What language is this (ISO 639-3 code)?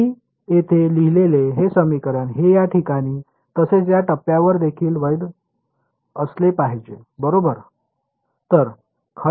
mar